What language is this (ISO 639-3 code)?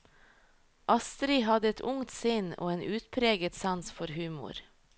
nor